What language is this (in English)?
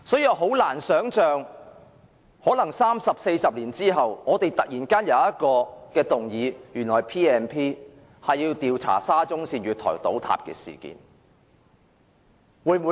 Cantonese